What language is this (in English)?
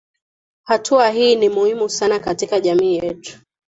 Swahili